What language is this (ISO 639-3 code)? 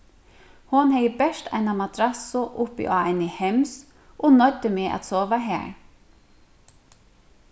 fao